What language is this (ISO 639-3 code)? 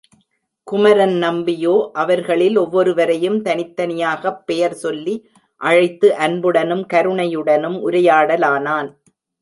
tam